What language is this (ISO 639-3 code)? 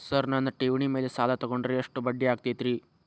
kan